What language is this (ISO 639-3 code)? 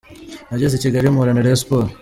kin